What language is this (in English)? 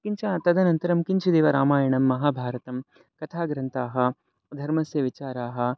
Sanskrit